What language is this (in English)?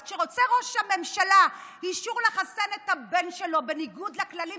Hebrew